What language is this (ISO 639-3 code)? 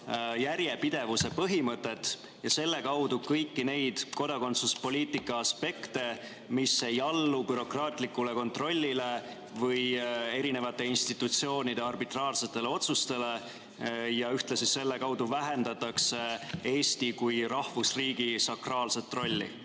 est